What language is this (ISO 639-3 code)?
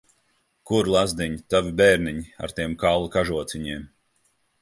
lav